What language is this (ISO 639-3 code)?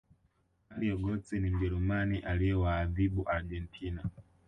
swa